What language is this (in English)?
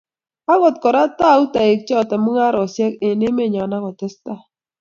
Kalenjin